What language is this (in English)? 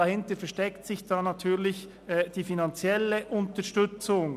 Swiss German